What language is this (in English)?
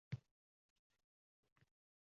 Uzbek